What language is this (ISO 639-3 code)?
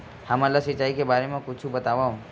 hne